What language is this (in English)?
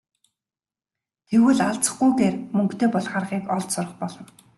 Mongolian